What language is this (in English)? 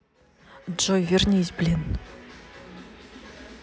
Russian